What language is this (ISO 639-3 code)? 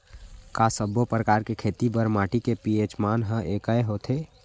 hne